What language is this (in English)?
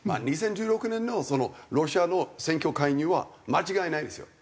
Japanese